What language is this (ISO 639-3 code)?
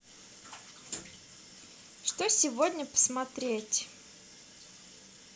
rus